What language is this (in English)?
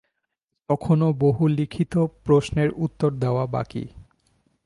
Bangla